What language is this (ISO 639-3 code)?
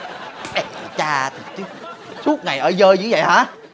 vie